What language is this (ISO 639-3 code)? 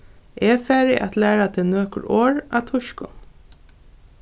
fao